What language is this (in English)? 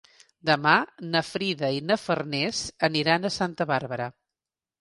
Catalan